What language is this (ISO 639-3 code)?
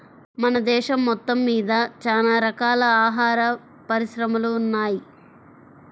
tel